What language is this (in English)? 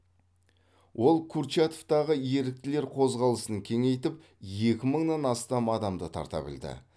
Kazakh